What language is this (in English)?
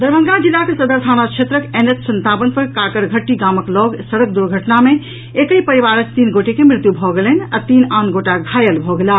Maithili